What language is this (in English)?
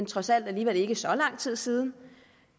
Danish